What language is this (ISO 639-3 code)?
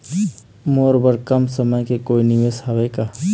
hne